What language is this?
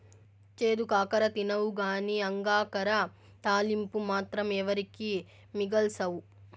Telugu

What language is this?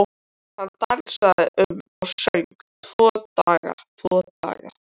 Icelandic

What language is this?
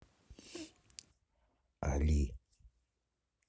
Russian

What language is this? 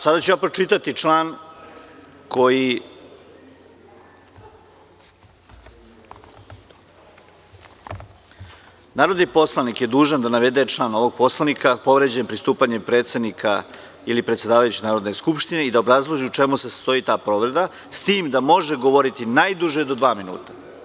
Serbian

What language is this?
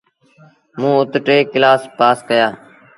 Sindhi Bhil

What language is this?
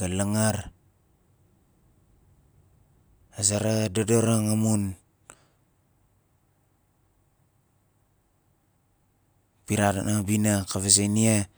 Nalik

